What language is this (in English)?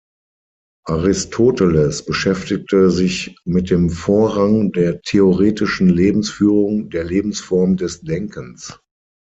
German